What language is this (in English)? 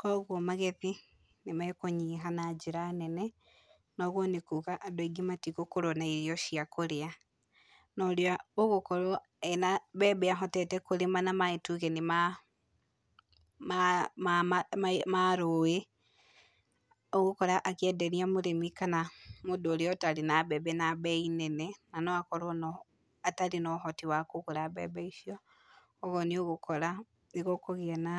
Kikuyu